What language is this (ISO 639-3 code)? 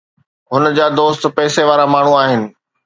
snd